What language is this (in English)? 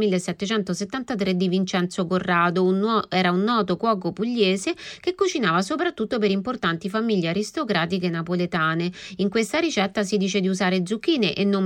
Italian